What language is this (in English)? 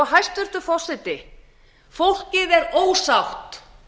Icelandic